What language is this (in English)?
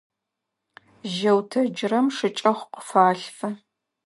Adyghe